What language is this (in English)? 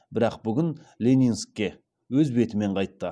Kazakh